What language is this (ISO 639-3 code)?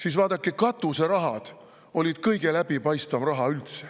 est